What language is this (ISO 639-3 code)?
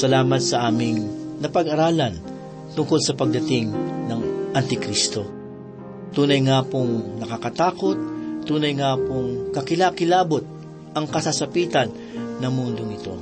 fil